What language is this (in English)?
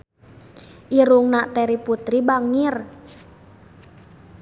Sundanese